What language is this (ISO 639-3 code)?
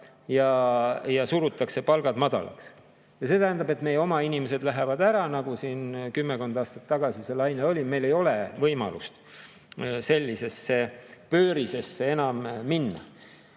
est